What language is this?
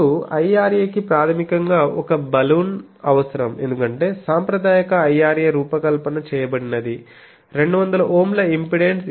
Telugu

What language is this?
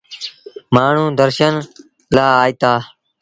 Sindhi Bhil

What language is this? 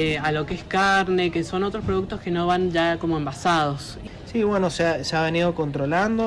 Spanish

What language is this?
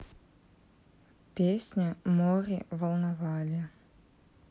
Russian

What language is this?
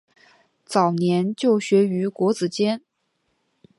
Chinese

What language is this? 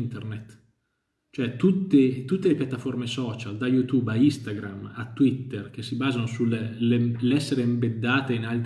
Italian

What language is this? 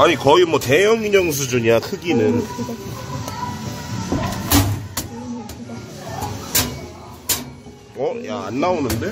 Korean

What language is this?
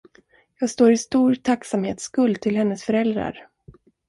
Swedish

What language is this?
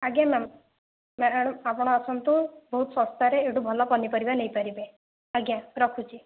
Odia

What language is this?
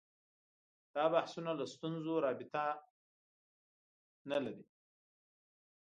Pashto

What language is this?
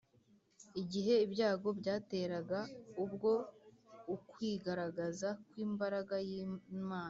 Kinyarwanda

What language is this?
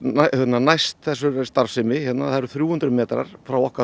Icelandic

